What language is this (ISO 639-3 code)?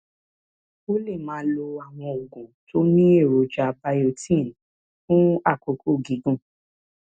yor